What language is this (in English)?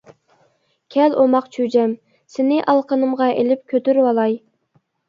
Uyghur